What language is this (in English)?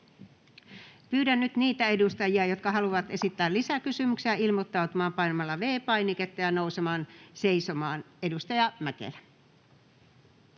Finnish